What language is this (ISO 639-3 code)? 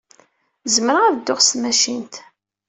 kab